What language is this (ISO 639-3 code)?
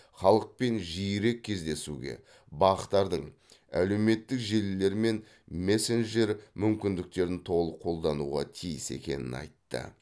kaz